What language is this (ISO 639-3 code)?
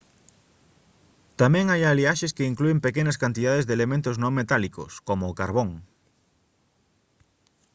glg